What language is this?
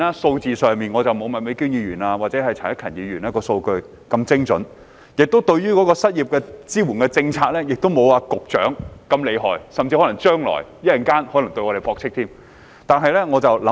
Cantonese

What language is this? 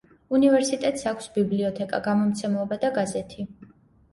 Georgian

